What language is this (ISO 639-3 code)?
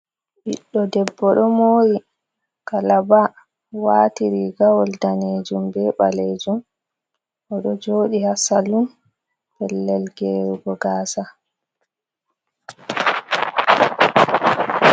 ful